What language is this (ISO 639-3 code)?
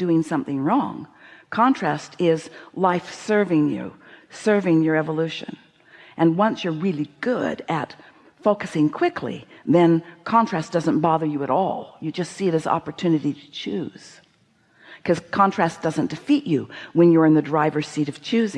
eng